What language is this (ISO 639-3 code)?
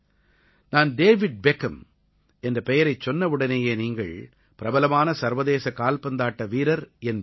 tam